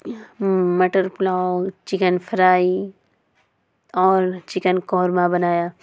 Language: Urdu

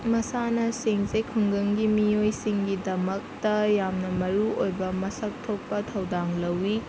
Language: Manipuri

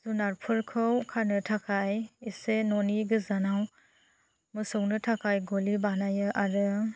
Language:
Bodo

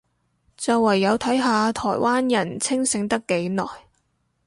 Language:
Cantonese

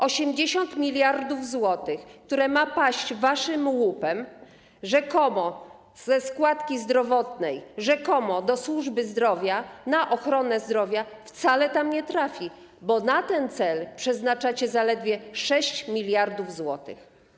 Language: Polish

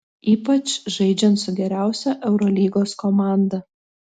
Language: Lithuanian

